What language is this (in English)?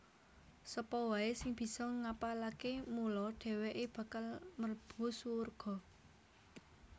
Javanese